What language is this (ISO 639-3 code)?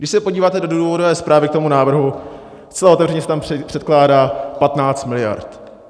ces